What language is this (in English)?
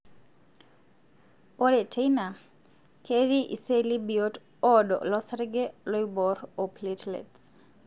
Masai